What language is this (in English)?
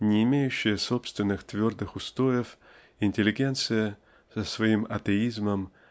Russian